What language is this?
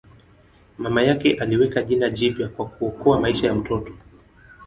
Swahili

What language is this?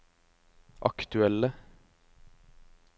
Norwegian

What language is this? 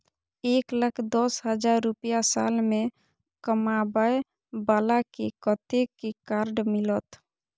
Maithili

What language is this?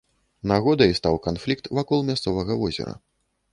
Belarusian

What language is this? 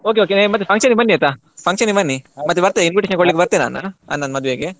Kannada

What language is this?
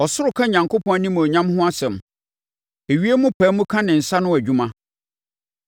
Akan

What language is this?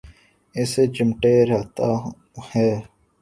Urdu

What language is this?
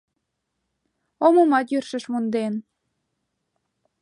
Mari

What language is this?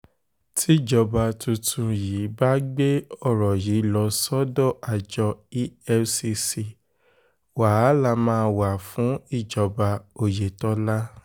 Yoruba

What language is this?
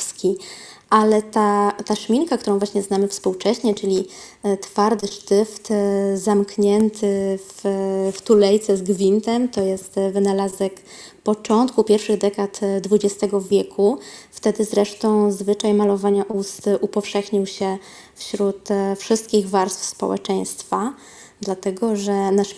Polish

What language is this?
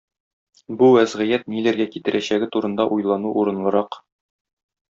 Tatar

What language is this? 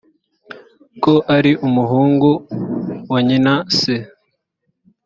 Kinyarwanda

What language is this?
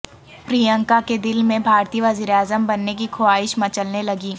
Urdu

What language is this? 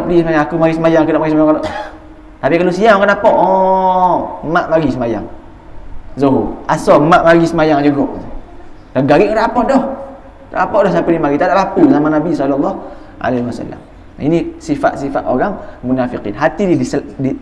Malay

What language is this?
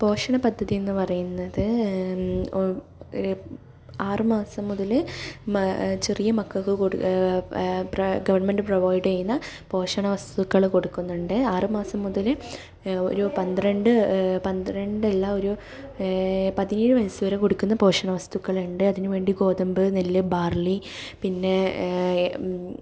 Malayalam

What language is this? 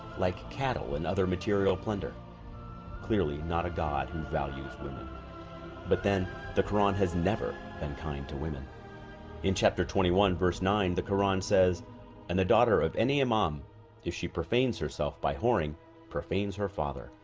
English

